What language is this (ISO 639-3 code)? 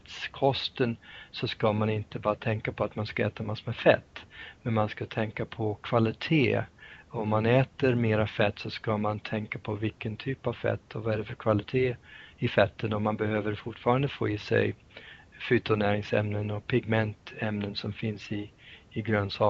swe